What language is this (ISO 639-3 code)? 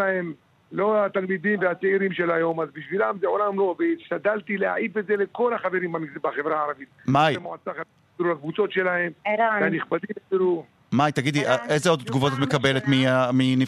heb